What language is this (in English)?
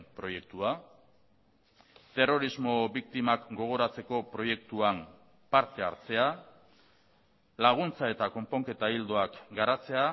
Basque